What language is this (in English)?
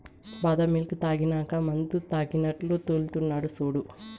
Telugu